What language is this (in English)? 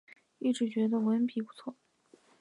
Chinese